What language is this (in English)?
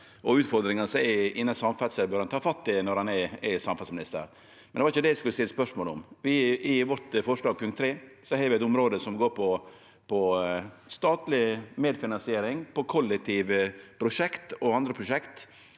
Norwegian